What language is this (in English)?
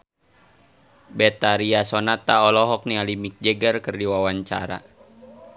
Sundanese